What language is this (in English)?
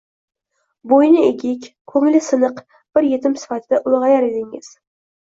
Uzbek